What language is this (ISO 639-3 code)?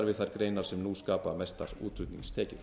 isl